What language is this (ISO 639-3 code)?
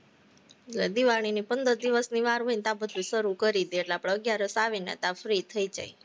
guj